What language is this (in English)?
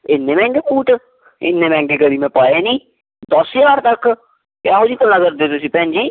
Punjabi